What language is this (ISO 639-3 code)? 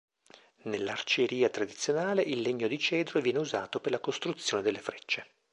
ita